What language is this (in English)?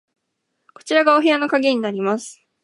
Japanese